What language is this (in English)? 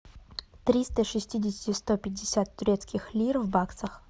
Russian